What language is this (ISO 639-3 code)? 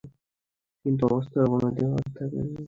ben